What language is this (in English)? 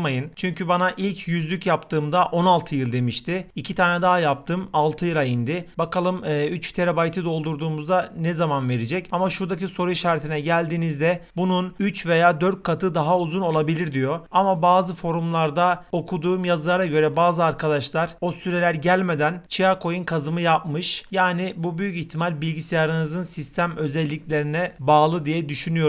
Turkish